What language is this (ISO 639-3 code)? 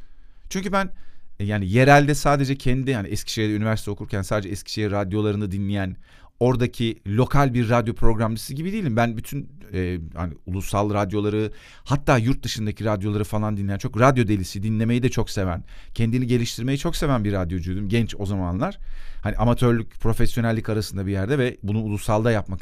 tur